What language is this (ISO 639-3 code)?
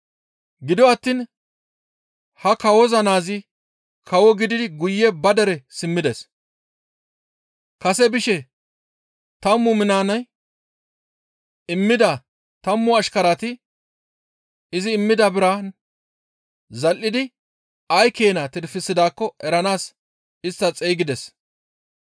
gmv